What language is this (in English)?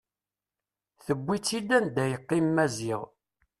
Kabyle